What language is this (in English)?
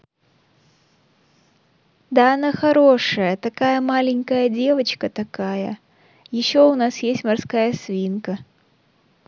Russian